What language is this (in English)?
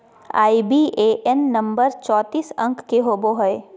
Magahi